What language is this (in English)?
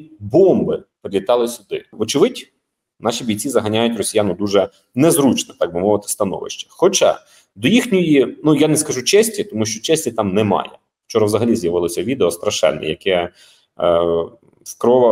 Ukrainian